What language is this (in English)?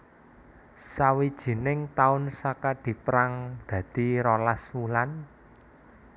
Javanese